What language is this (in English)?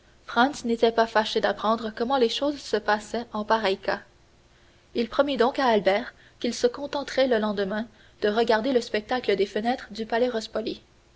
French